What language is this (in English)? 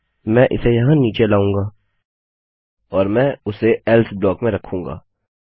Hindi